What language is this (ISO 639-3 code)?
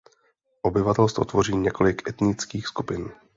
ces